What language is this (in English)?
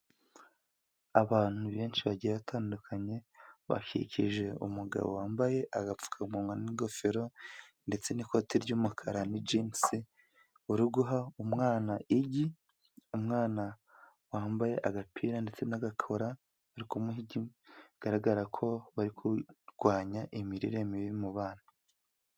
Kinyarwanda